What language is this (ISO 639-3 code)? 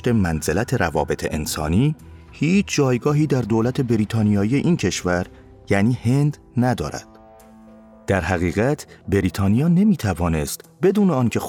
fas